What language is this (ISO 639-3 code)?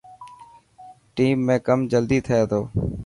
mki